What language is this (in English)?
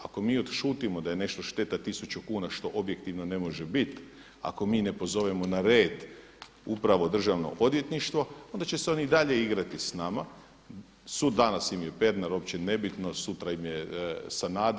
Croatian